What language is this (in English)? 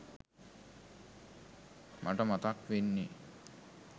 Sinhala